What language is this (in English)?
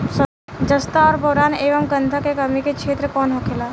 Bhojpuri